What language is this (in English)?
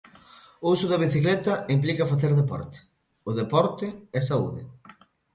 Galician